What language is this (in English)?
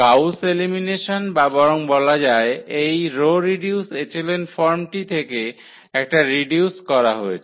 Bangla